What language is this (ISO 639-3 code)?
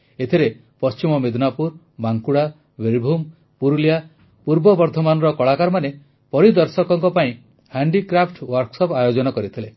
ori